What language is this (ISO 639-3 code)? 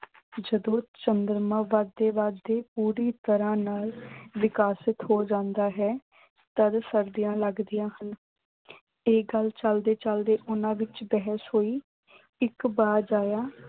pan